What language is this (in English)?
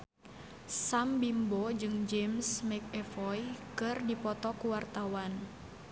Sundanese